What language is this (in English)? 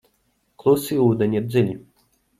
Latvian